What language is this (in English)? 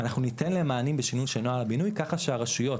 Hebrew